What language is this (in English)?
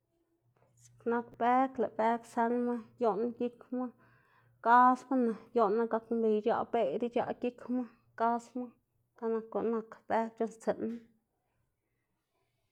Xanaguía Zapotec